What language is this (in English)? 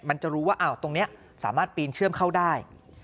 Thai